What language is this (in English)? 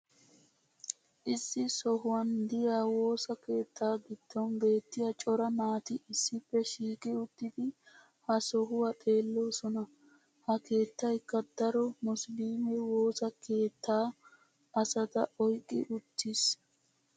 Wolaytta